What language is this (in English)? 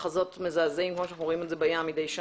Hebrew